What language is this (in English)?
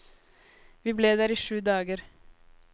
Norwegian